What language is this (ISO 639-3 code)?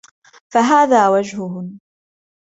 ara